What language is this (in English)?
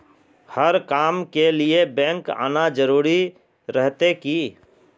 Magahi